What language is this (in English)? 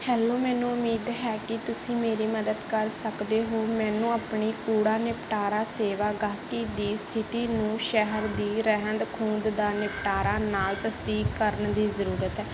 Punjabi